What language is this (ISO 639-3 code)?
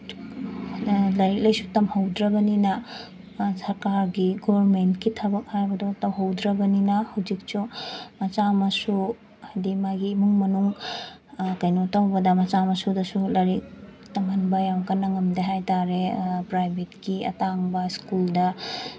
mni